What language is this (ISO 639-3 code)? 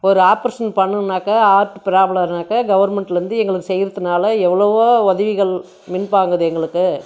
tam